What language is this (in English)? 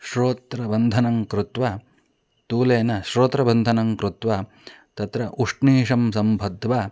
Sanskrit